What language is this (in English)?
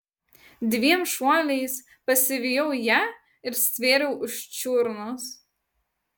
Lithuanian